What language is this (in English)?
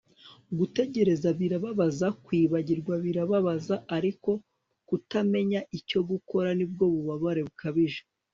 Kinyarwanda